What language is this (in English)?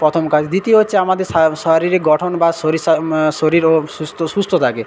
Bangla